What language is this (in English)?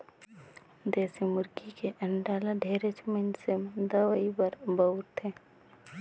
Chhattisgarhi